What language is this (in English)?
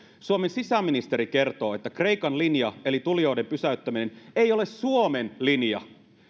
Finnish